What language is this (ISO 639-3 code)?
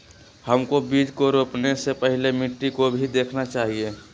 mag